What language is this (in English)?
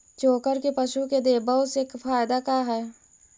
Magahi